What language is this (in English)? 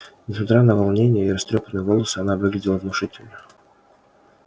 Russian